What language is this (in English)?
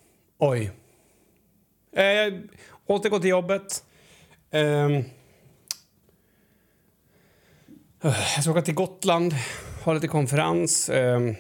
Swedish